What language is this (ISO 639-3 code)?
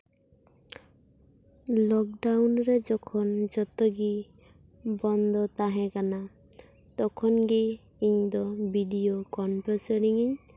sat